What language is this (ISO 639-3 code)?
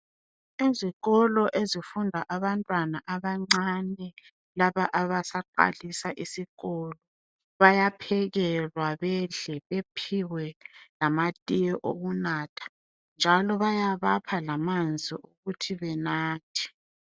nde